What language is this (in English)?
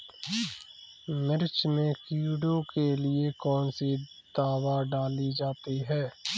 Hindi